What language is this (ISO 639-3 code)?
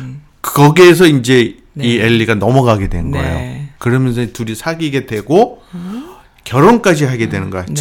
kor